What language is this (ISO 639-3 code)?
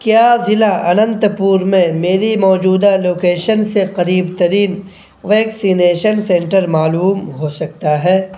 urd